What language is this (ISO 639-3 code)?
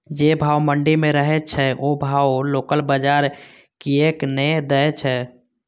mai